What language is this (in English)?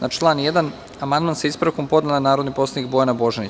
Serbian